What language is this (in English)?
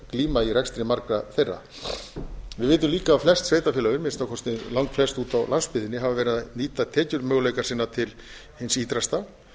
Icelandic